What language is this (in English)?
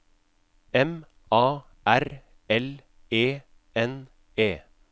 Norwegian